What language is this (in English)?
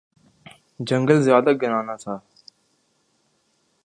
Urdu